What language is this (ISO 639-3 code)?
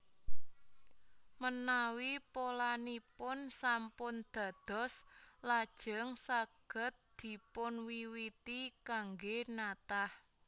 jav